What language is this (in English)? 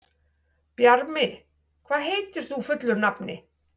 Icelandic